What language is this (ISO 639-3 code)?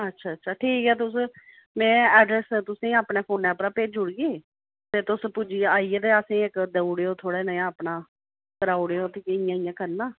doi